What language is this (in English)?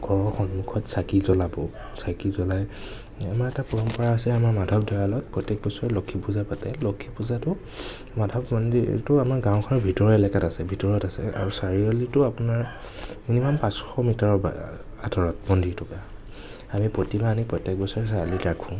Assamese